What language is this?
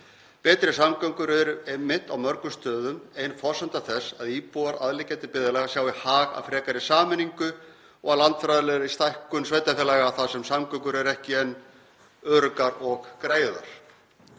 Icelandic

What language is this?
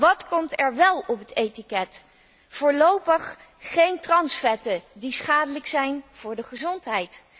Dutch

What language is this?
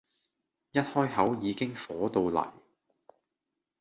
Cantonese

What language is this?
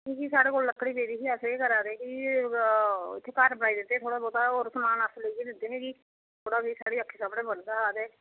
Dogri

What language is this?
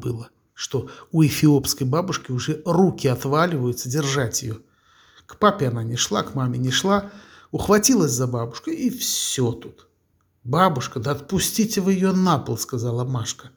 Russian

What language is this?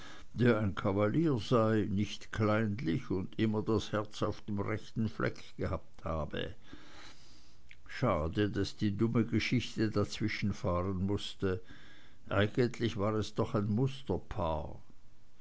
German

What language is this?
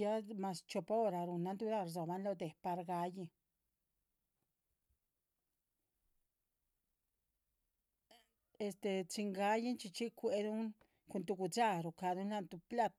Chichicapan Zapotec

